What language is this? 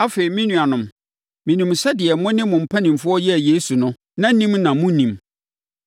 Akan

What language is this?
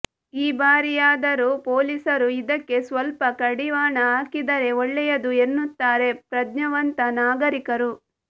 Kannada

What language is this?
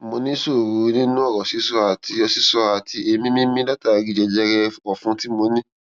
Yoruba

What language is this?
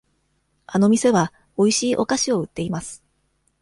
Japanese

